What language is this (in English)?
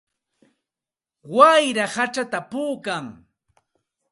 Santa Ana de Tusi Pasco Quechua